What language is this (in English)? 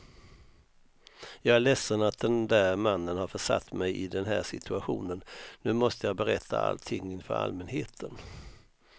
Swedish